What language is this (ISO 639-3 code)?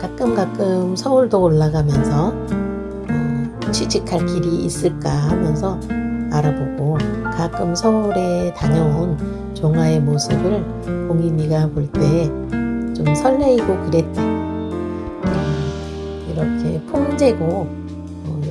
kor